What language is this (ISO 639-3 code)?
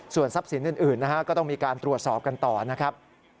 tha